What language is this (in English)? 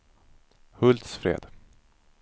Swedish